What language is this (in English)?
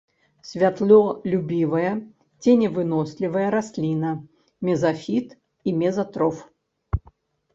Belarusian